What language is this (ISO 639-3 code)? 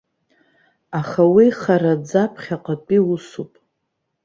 abk